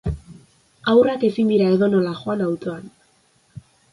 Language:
Basque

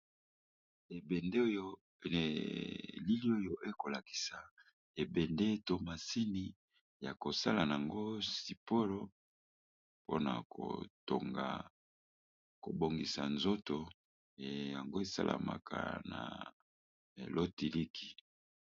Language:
Lingala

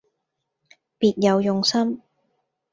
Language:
Cantonese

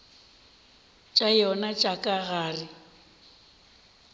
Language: Northern Sotho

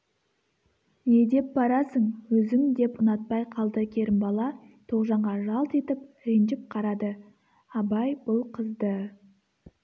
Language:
Kazakh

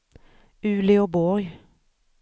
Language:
Swedish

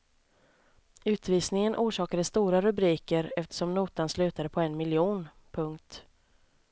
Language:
Swedish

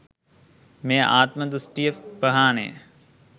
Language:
Sinhala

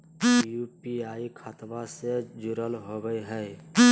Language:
Magahi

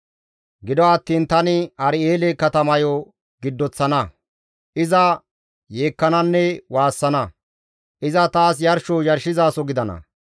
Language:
Gamo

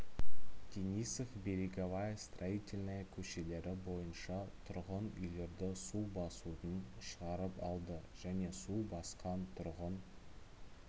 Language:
Kazakh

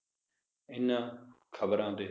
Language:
Punjabi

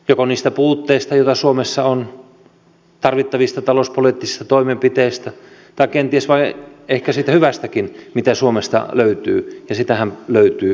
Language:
Finnish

